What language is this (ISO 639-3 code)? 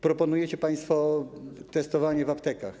pol